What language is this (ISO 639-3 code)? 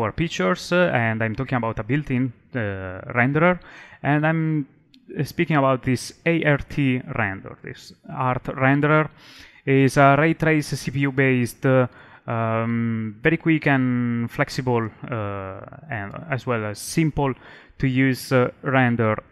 eng